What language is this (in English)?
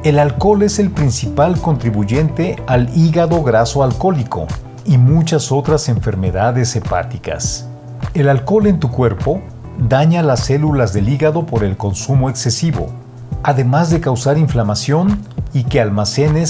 Spanish